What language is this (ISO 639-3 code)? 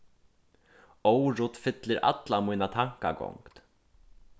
fao